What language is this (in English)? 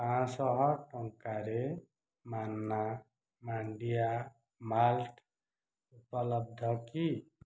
Odia